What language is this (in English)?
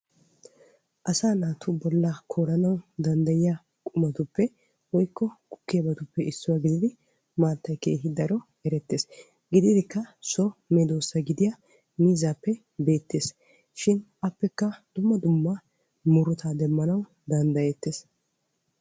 Wolaytta